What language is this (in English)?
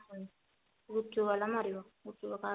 Odia